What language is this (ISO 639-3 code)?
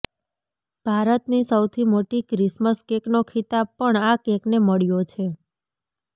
guj